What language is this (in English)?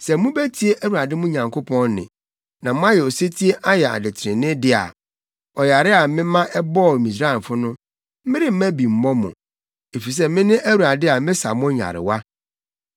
Akan